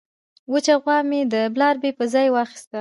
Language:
Pashto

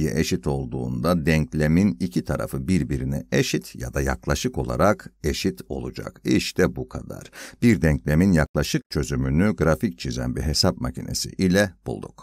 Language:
Turkish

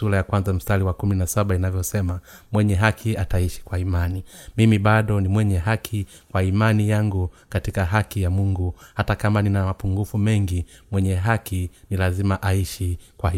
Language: Swahili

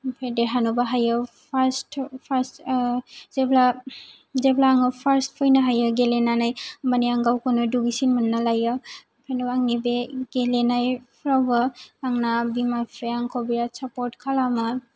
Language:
Bodo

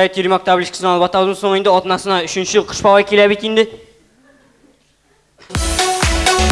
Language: Russian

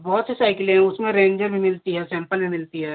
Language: Hindi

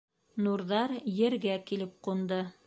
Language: Bashkir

